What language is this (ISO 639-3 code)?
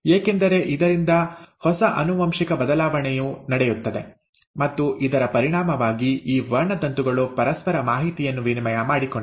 kan